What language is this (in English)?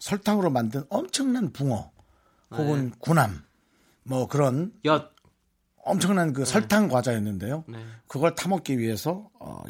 Korean